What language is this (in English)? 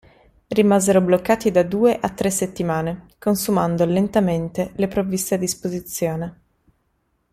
Italian